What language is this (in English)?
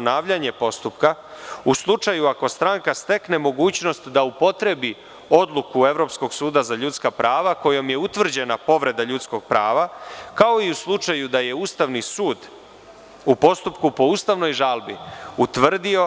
Serbian